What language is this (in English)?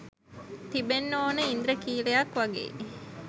Sinhala